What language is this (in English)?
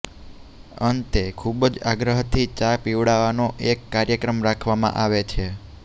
Gujarati